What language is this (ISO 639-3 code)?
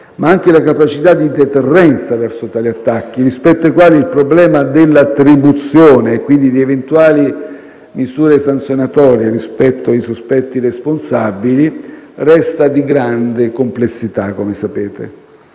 ita